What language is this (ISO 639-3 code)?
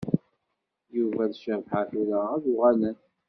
kab